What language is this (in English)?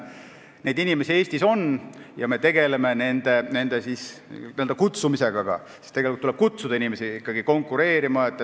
Estonian